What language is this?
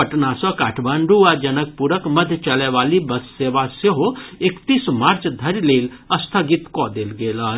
Maithili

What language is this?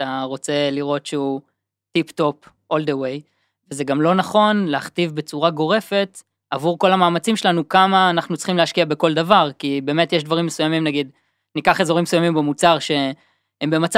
Hebrew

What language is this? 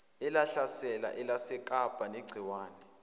Zulu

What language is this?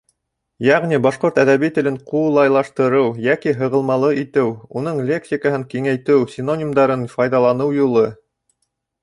Bashkir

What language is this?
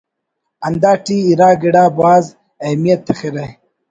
Brahui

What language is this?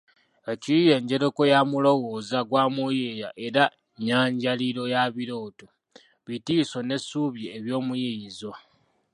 Ganda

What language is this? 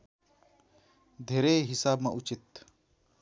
Nepali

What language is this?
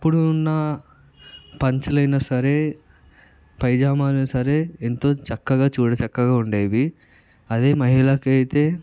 Telugu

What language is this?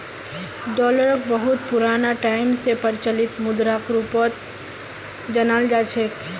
Magahi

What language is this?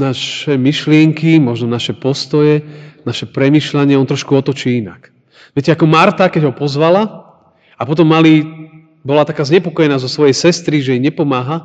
Slovak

